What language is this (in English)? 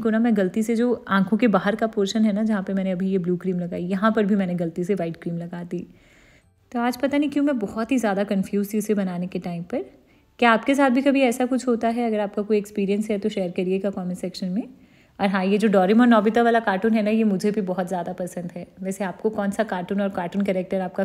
Hindi